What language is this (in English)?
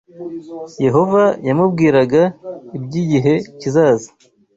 Kinyarwanda